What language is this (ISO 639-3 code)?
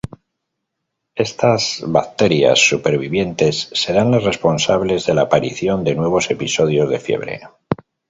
spa